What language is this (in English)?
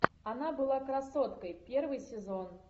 Russian